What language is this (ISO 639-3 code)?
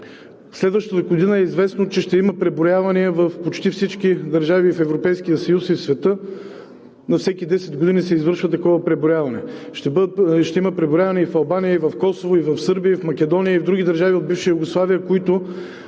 bul